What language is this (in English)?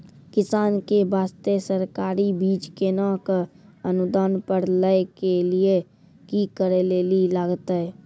Maithili